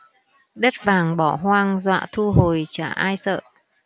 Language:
Vietnamese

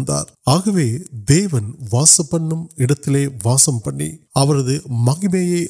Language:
Urdu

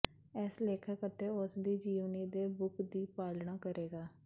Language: Punjabi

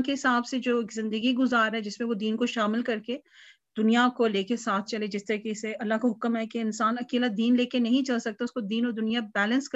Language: Punjabi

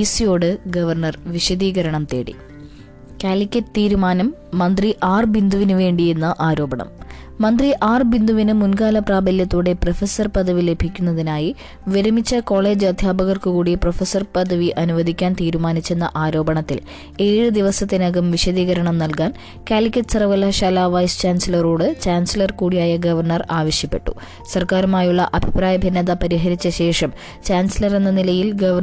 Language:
Malayalam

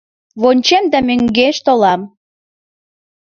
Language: Mari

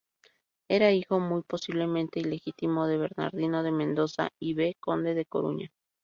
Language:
Spanish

